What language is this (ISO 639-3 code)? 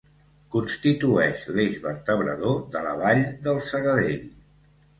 cat